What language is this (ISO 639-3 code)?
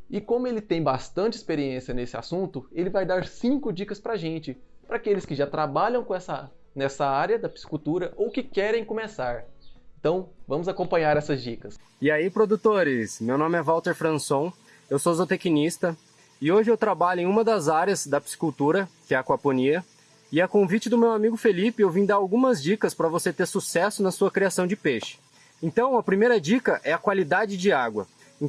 por